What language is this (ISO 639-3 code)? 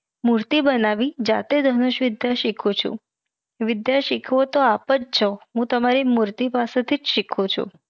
guj